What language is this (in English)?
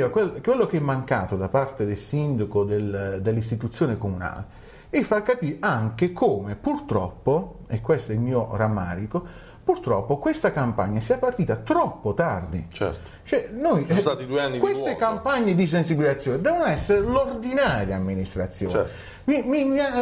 Italian